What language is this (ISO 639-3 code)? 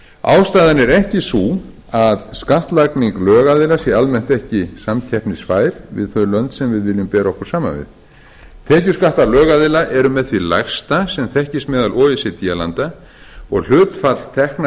isl